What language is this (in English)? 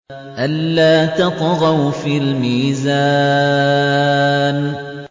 Arabic